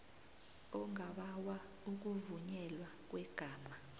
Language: South Ndebele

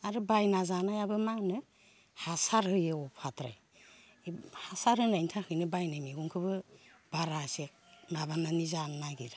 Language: Bodo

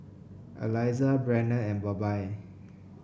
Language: English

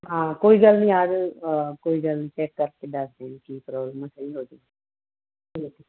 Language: Punjabi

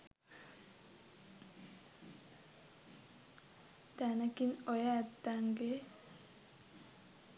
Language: Sinhala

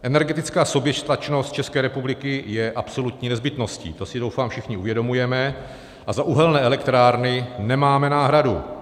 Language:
Czech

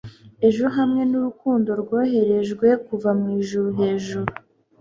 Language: Kinyarwanda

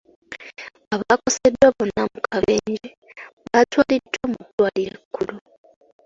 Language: Ganda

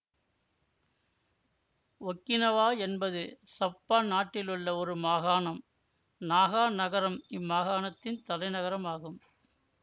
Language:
Tamil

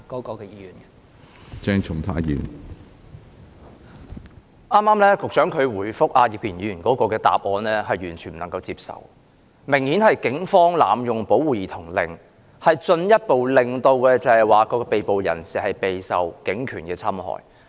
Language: Cantonese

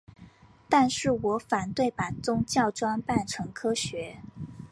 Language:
Chinese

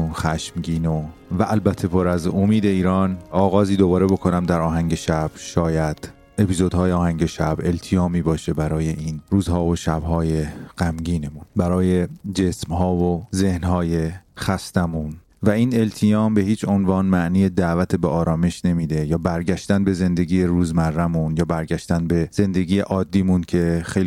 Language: Persian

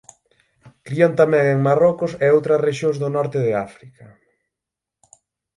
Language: Galician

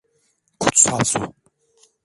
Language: Turkish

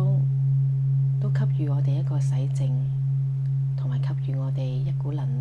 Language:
Chinese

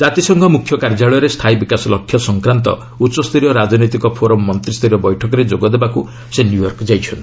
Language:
Odia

